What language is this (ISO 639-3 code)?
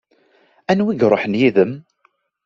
kab